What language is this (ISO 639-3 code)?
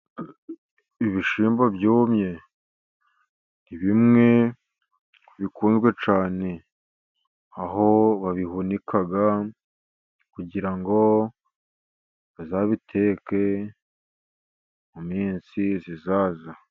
kin